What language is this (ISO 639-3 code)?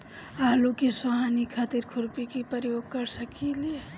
bho